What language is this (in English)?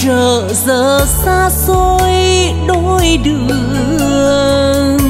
Vietnamese